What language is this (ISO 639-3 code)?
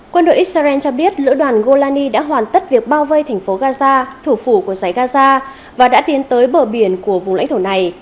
vie